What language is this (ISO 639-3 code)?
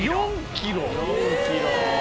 jpn